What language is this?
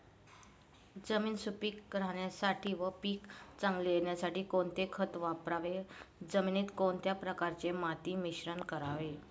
Marathi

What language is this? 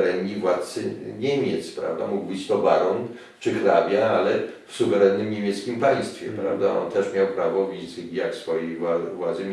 Polish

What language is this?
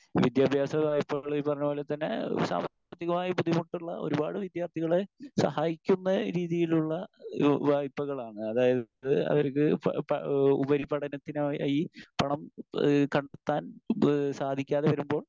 Malayalam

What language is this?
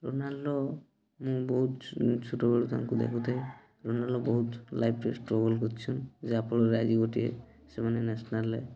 Odia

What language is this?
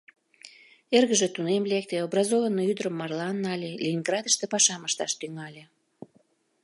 Mari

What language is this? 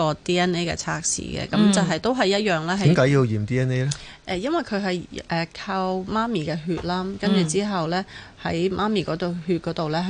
Chinese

